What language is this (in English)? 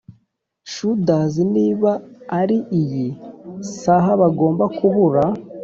Kinyarwanda